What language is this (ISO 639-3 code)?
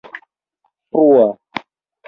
epo